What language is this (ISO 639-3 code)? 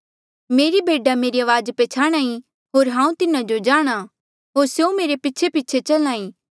mjl